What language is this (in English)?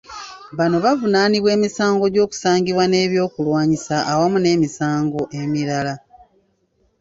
Ganda